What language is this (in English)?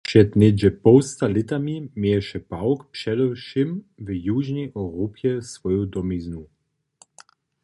Upper Sorbian